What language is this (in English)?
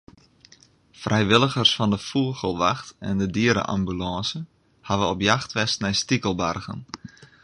Western Frisian